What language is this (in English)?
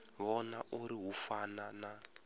Venda